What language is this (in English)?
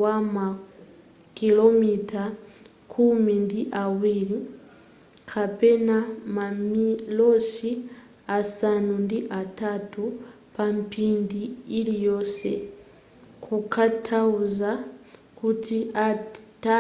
Nyanja